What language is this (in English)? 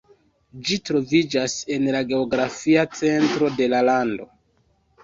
Esperanto